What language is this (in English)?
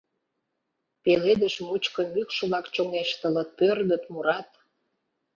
Mari